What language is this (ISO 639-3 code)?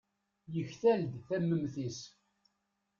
kab